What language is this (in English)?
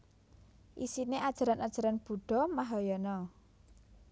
Javanese